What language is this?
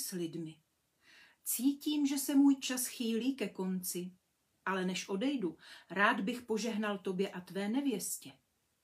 Czech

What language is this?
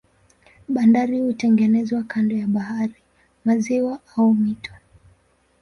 Swahili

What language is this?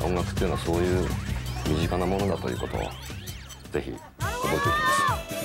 Japanese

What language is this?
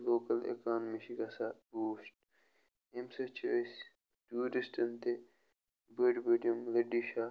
Kashmiri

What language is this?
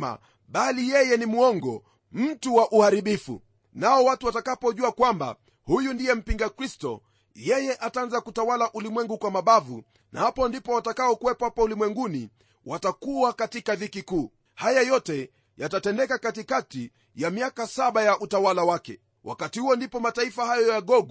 Swahili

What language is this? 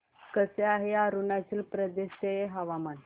Marathi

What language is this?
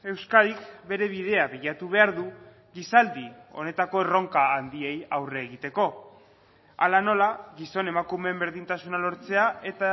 Basque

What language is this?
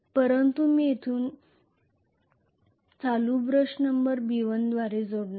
Marathi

